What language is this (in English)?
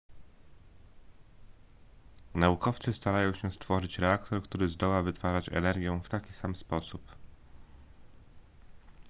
Polish